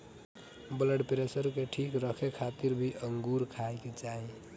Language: Bhojpuri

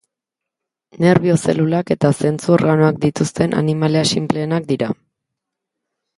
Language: Basque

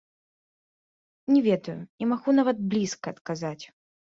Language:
Belarusian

